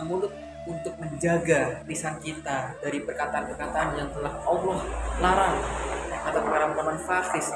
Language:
Indonesian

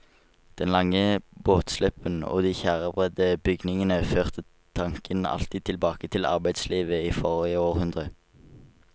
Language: Norwegian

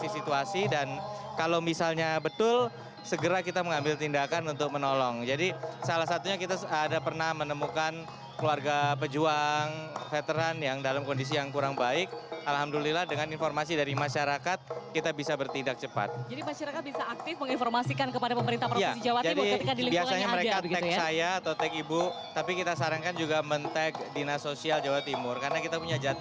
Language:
Indonesian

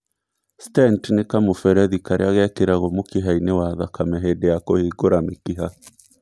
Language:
Kikuyu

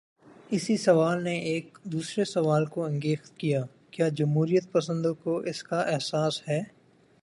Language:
Urdu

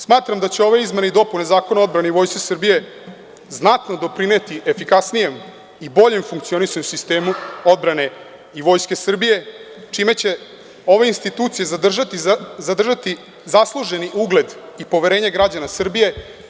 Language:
Serbian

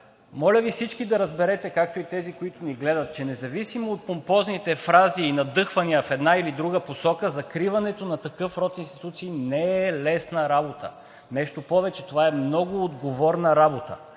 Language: Bulgarian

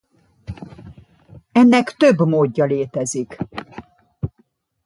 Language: Hungarian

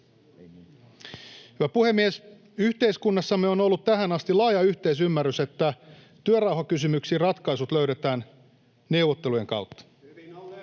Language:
Finnish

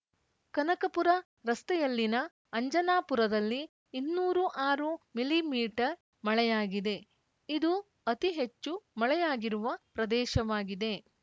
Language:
Kannada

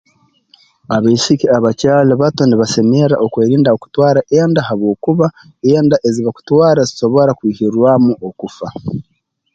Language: Tooro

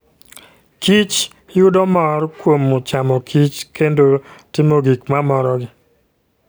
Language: Luo (Kenya and Tanzania)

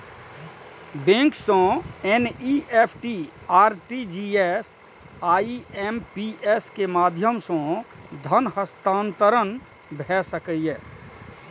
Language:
Maithili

